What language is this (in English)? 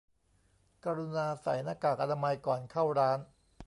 Thai